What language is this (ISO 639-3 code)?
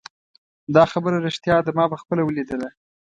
pus